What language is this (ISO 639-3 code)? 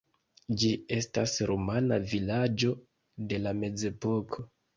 epo